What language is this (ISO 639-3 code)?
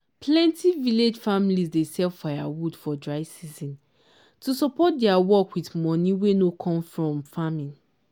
pcm